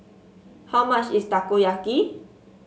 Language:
English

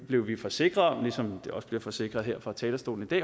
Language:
Danish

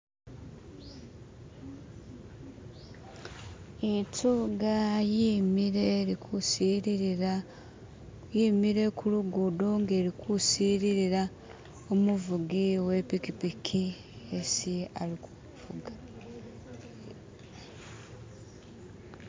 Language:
Masaaba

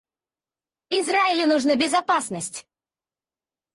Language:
Russian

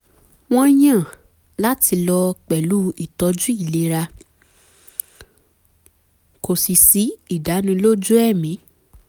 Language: Yoruba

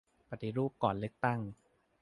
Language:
Thai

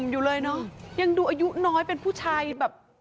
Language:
Thai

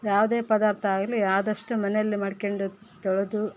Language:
Kannada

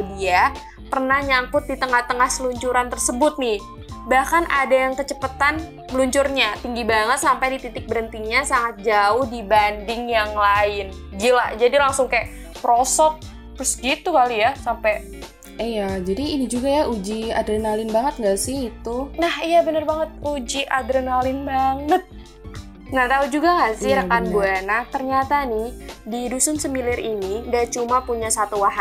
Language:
Indonesian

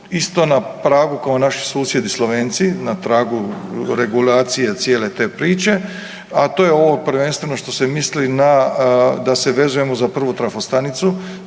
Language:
Croatian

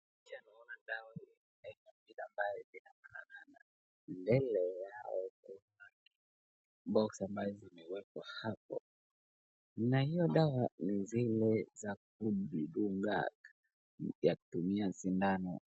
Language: Swahili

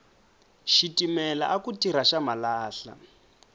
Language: Tsonga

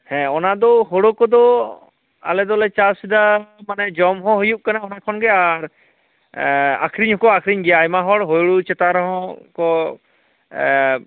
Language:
Santali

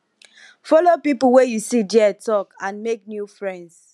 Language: Nigerian Pidgin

